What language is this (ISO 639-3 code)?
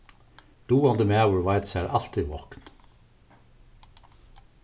fao